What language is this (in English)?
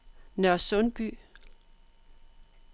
Danish